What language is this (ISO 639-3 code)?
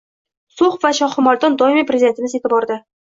uzb